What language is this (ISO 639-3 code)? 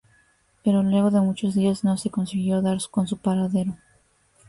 spa